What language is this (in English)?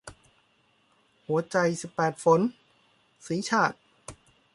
Thai